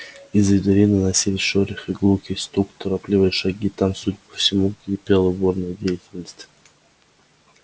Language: Russian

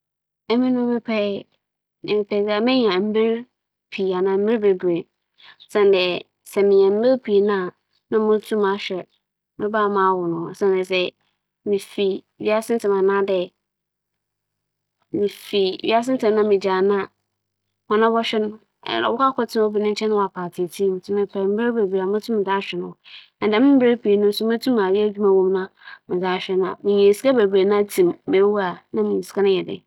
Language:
Akan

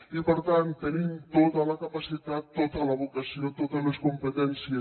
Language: Catalan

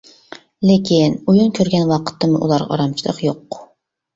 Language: Uyghur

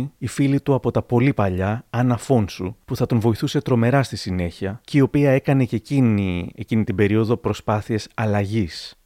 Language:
Greek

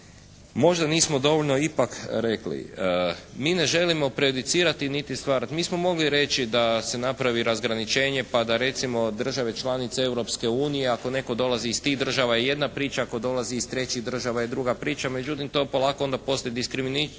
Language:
Croatian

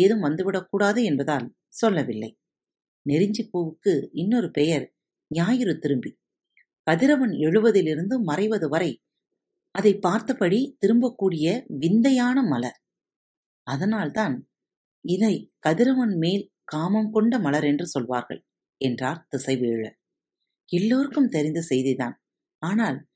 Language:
Tamil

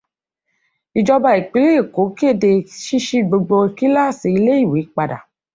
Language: Yoruba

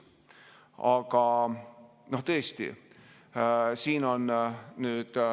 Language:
Estonian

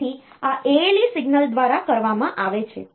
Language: Gujarati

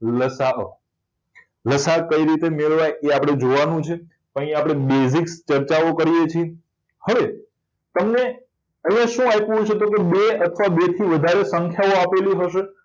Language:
Gujarati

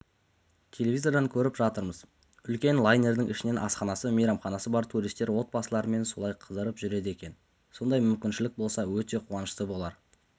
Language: Kazakh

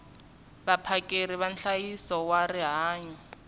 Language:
Tsonga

